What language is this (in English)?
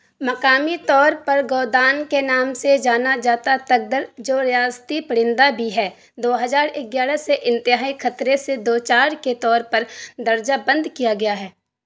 Urdu